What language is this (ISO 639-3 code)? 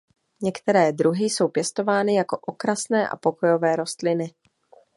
ces